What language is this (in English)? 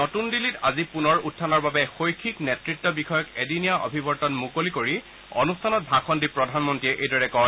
Assamese